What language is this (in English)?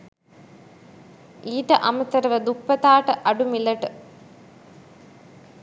Sinhala